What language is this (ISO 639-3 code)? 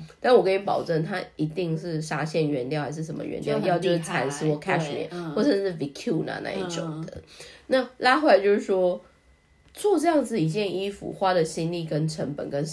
zho